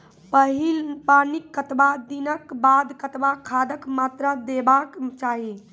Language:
Maithili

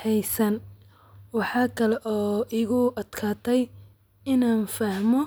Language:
Somali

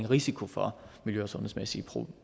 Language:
Danish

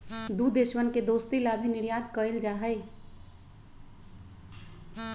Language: Magahi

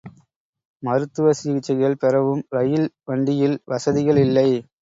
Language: Tamil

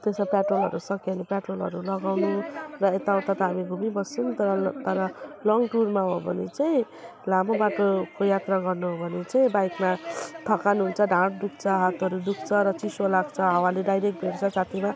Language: Nepali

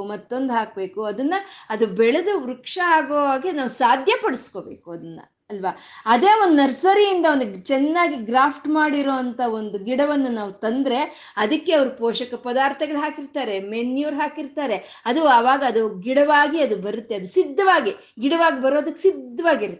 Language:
Kannada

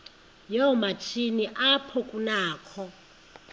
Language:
Xhosa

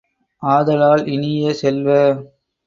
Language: Tamil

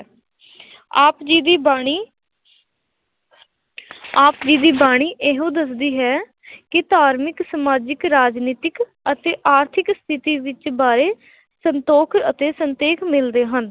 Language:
Punjabi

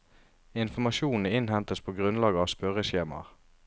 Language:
Norwegian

